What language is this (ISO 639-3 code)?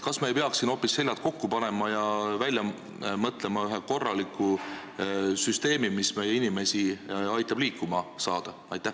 est